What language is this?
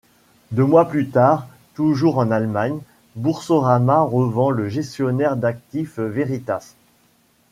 French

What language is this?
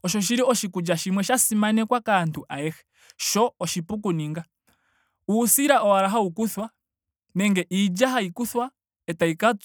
Ndonga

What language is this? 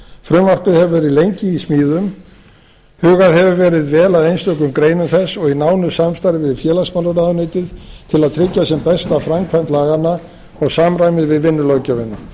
Icelandic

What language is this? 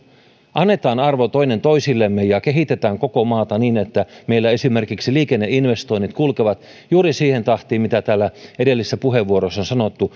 Finnish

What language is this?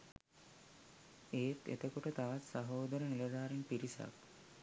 Sinhala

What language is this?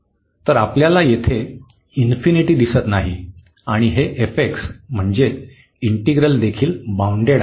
Marathi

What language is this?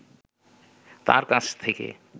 Bangla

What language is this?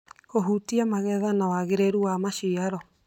Kikuyu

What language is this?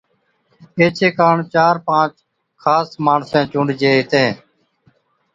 Od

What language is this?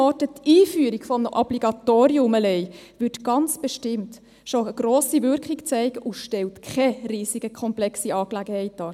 Swiss German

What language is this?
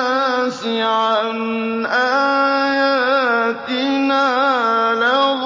Arabic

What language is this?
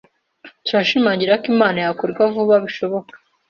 Kinyarwanda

